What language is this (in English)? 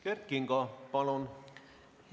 Estonian